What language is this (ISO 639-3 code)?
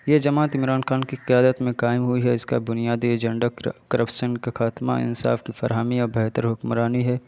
urd